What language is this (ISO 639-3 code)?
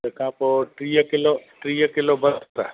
snd